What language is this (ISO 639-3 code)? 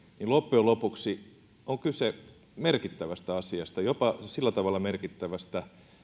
fin